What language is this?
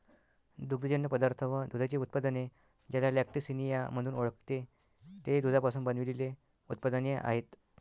Marathi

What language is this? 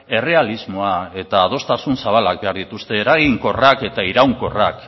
Basque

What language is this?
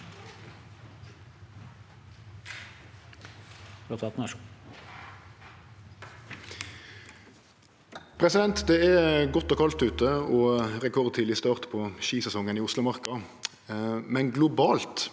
Norwegian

